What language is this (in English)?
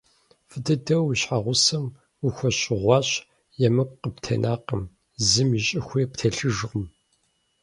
Kabardian